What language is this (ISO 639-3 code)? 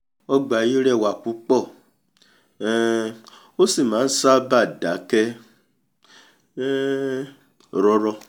yor